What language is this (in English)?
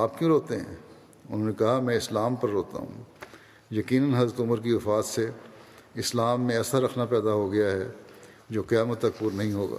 Urdu